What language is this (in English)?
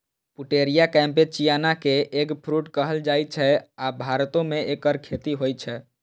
Maithili